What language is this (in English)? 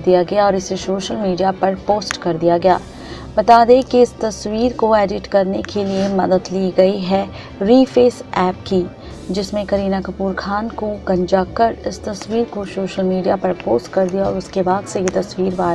Hindi